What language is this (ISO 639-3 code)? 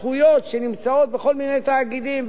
heb